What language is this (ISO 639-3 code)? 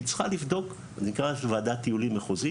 heb